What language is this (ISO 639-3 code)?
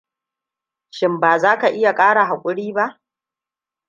hau